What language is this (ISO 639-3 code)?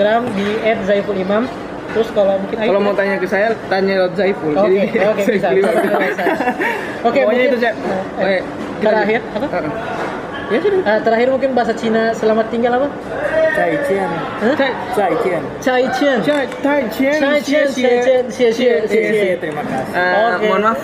ind